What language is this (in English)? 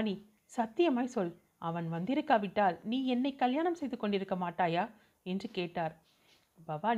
Tamil